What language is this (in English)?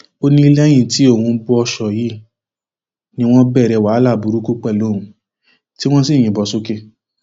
Yoruba